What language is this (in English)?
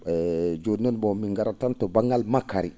Fula